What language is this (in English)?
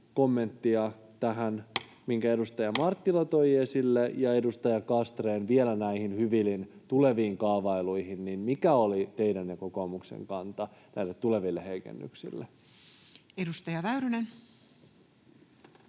Finnish